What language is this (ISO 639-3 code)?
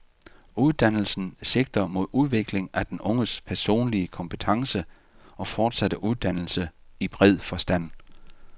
dan